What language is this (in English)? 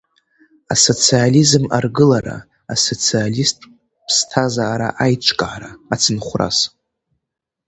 Abkhazian